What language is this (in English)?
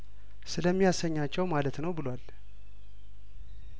Amharic